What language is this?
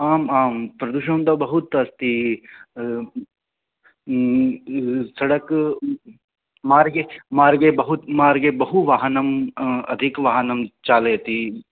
Sanskrit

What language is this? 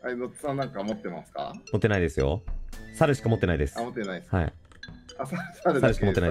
Japanese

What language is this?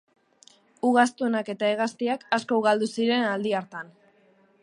Basque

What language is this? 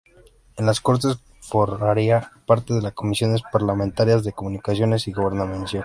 Spanish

